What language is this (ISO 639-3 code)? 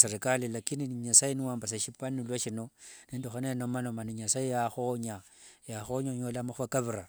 lwg